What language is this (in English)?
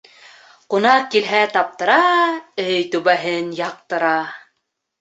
Bashkir